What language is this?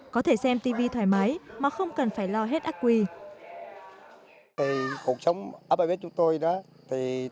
Vietnamese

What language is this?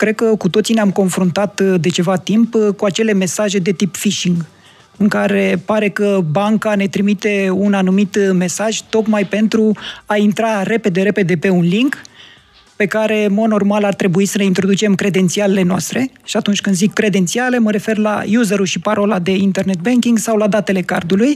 Romanian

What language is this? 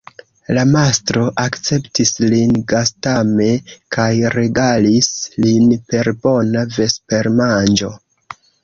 Esperanto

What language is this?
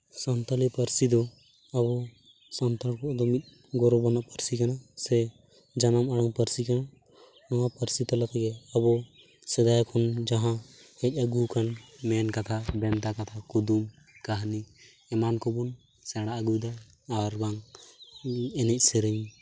Santali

